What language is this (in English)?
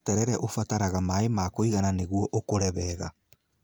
Kikuyu